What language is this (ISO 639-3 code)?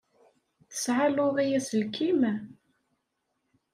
kab